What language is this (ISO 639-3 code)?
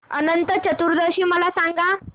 mar